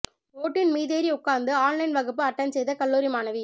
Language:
Tamil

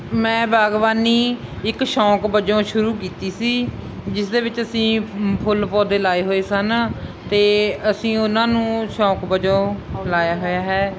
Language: Punjabi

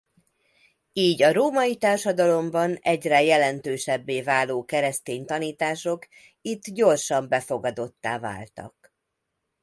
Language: Hungarian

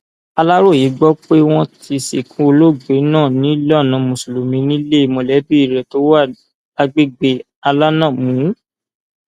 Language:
Yoruba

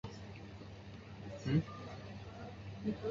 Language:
Chinese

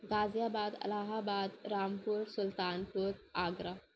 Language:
Urdu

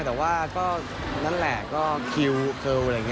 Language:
Thai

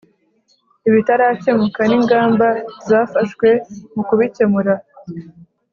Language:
Kinyarwanda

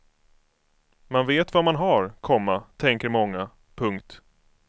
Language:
Swedish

